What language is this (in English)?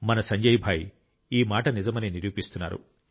Telugu